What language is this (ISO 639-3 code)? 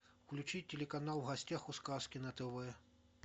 rus